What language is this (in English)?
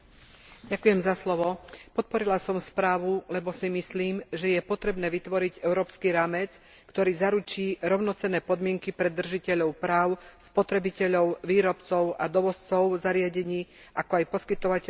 Slovak